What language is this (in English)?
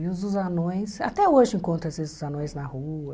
Portuguese